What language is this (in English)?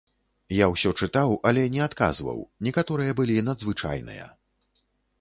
Belarusian